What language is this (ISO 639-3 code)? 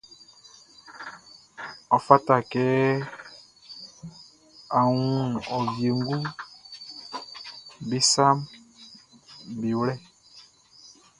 bci